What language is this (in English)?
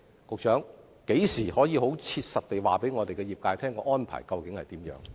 Cantonese